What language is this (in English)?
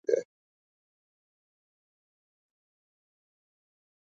Urdu